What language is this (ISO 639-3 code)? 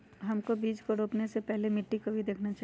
mag